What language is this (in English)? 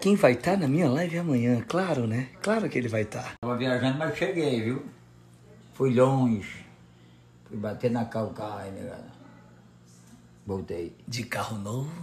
Portuguese